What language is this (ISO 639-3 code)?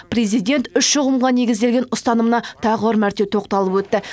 kaz